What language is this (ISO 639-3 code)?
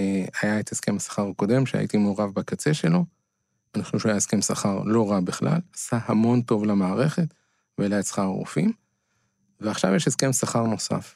heb